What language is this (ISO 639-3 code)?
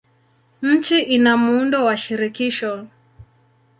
swa